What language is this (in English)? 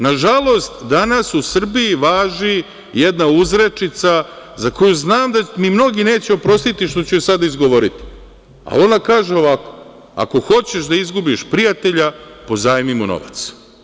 Serbian